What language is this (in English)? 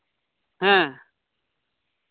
Santali